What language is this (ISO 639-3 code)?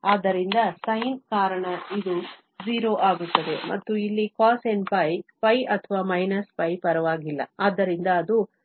kan